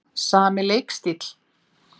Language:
Icelandic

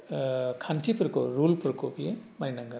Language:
Bodo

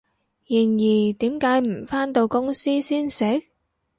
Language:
Cantonese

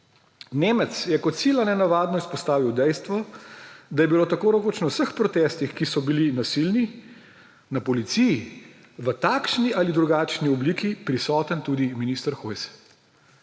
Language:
Slovenian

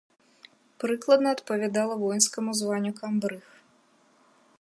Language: Belarusian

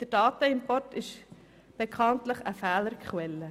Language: Swiss German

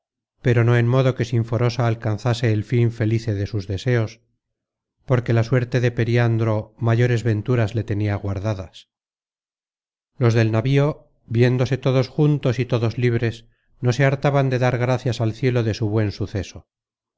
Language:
Spanish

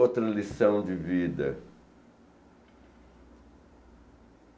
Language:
Portuguese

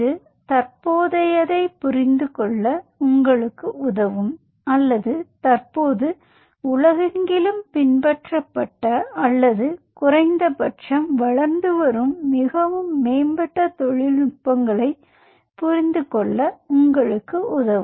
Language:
Tamil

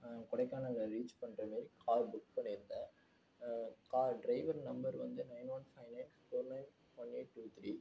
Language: Tamil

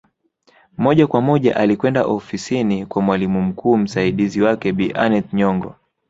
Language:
Swahili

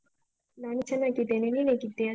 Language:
Kannada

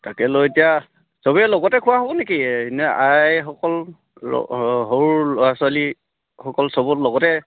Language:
Assamese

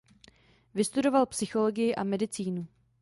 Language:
Czech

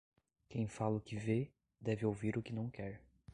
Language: Portuguese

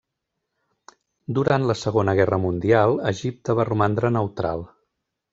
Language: Catalan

